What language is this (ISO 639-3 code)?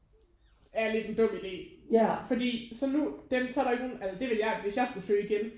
dan